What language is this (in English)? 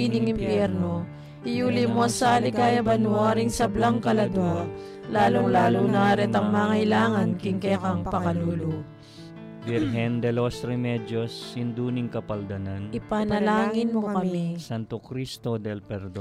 Filipino